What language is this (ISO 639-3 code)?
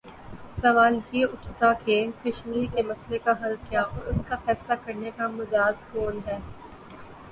urd